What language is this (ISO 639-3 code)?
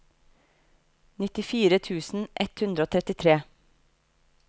nor